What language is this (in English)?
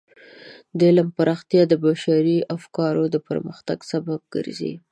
Pashto